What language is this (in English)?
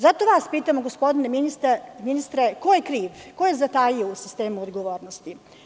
Serbian